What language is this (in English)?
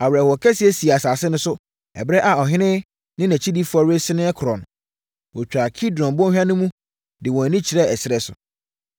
Akan